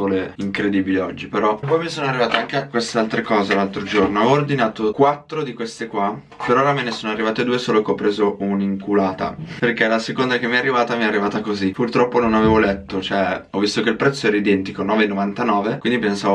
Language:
Italian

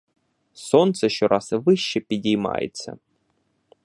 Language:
Ukrainian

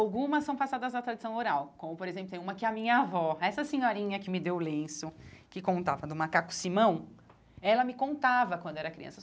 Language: Portuguese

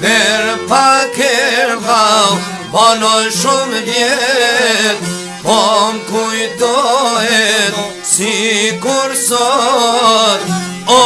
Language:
Turkish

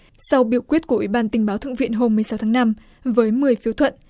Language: Vietnamese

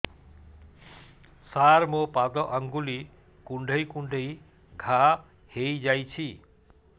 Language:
Odia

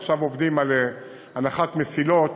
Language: Hebrew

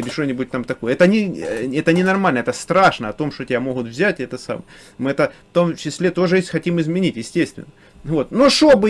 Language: Russian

